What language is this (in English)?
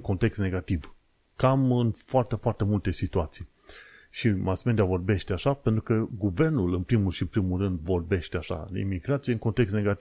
Romanian